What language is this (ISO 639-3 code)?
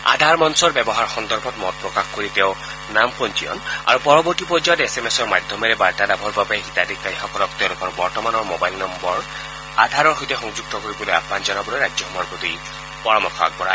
asm